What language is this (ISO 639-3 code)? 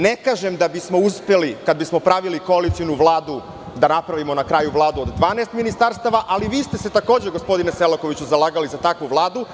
srp